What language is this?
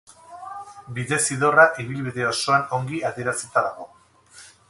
Basque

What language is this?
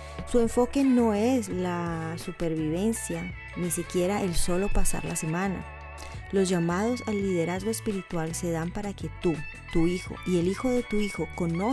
Spanish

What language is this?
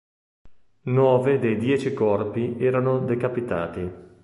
Italian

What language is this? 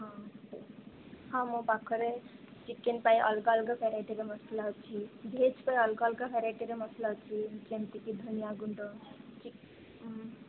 Odia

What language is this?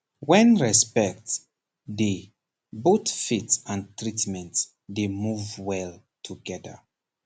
Nigerian Pidgin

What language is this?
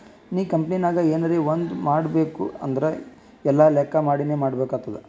Kannada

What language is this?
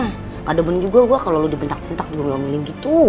Indonesian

